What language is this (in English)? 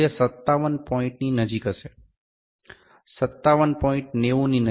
Gujarati